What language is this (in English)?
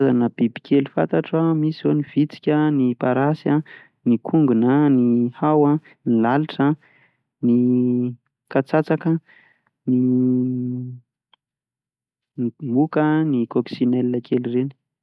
Malagasy